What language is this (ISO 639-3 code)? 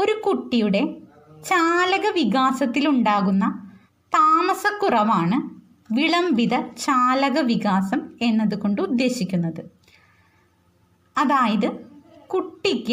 mal